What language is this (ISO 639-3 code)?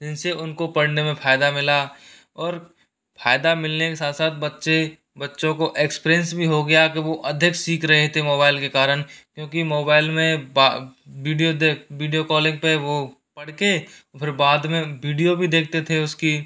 hin